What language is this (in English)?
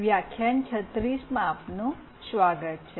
Gujarati